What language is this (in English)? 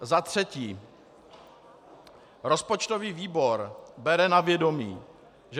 Czech